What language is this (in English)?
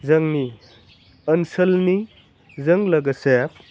Bodo